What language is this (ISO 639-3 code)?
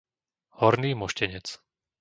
slk